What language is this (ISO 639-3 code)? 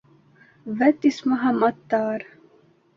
bak